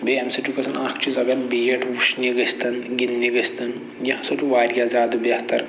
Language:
Kashmiri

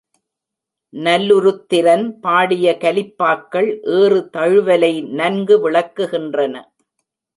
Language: Tamil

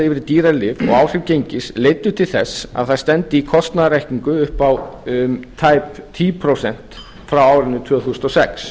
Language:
Icelandic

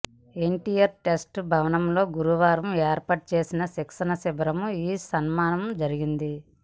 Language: Telugu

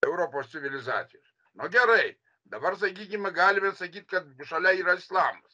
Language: Lithuanian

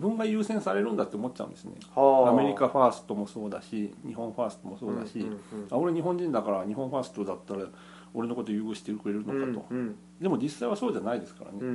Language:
Japanese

